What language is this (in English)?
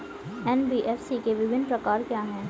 Hindi